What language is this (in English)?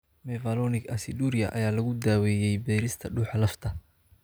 Somali